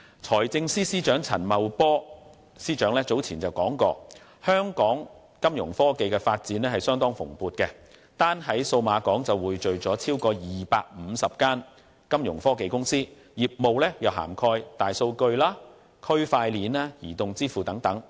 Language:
Cantonese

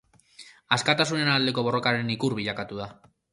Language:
Basque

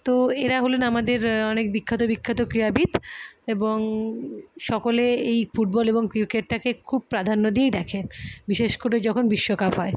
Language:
Bangla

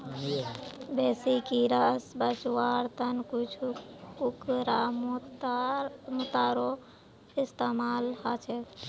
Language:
Magahi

